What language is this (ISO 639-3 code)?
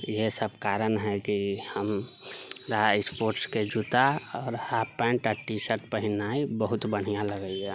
mai